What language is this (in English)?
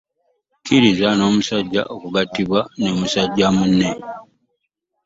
Ganda